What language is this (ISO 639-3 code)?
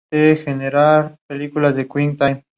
spa